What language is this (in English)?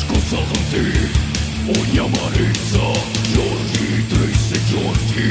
Italian